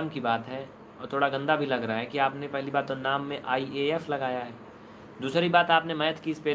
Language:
Hindi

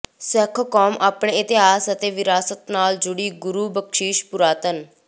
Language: Punjabi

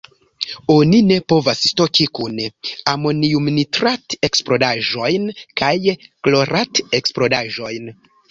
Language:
Esperanto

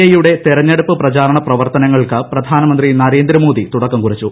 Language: Malayalam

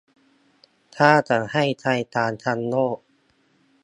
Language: Thai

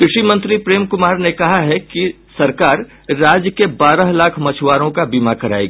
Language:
Hindi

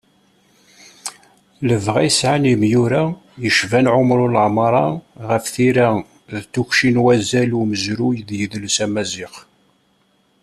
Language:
Kabyle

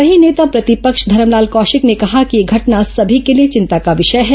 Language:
Hindi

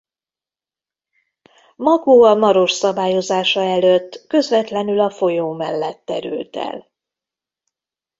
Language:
Hungarian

